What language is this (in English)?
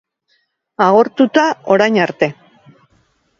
Basque